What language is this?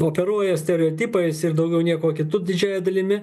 Lithuanian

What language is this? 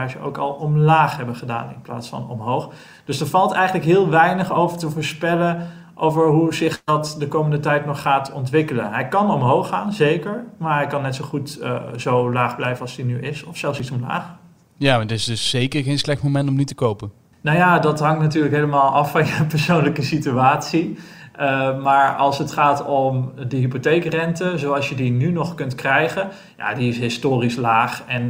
Dutch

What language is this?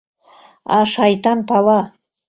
Mari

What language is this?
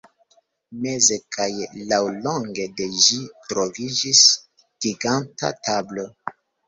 Esperanto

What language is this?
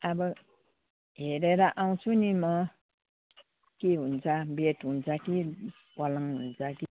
Nepali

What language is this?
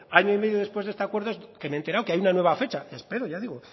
Spanish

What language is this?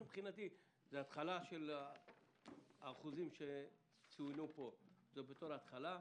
Hebrew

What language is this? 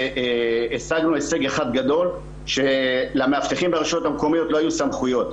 Hebrew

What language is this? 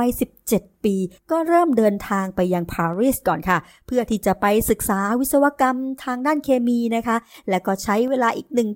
Thai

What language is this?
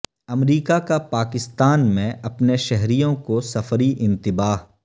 Urdu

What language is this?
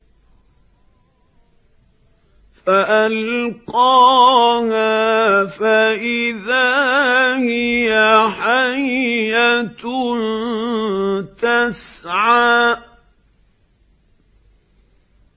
Arabic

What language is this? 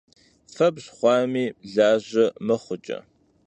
Kabardian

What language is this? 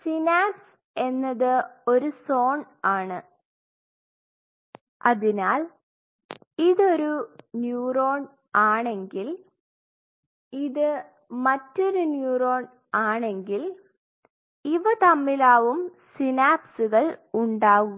Malayalam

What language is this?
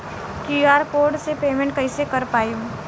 Bhojpuri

